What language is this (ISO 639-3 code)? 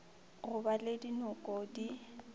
nso